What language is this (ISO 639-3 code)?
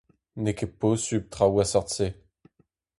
bre